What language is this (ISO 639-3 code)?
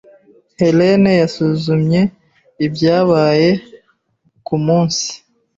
kin